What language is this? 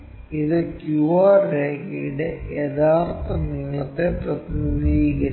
Malayalam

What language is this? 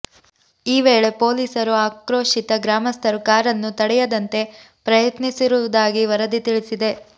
Kannada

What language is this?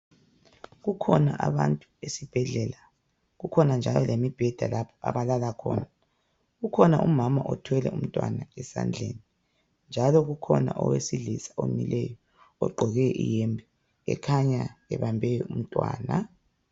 North Ndebele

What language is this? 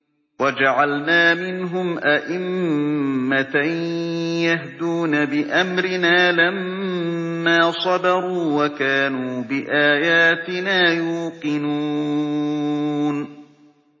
Arabic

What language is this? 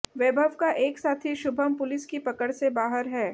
Hindi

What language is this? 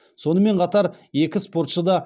Kazakh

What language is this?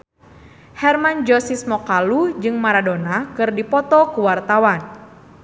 Sundanese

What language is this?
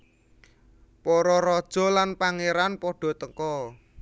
Javanese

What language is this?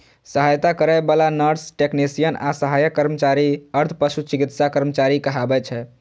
Maithili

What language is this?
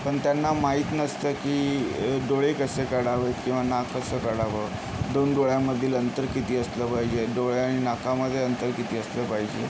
Marathi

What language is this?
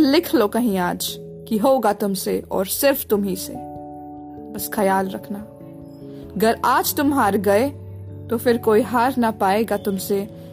Hindi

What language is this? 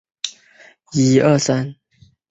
Chinese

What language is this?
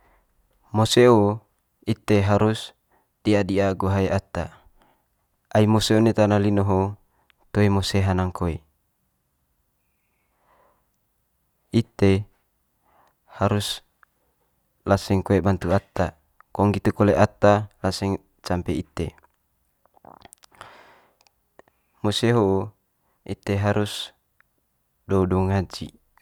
Manggarai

